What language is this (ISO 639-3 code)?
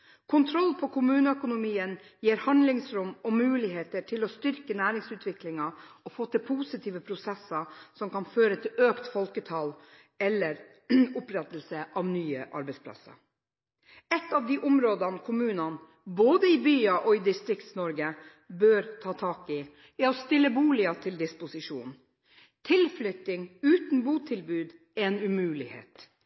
nob